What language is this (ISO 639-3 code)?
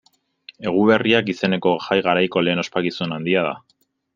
eus